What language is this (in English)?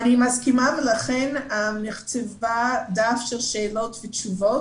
Hebrew